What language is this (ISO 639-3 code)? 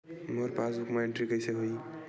hne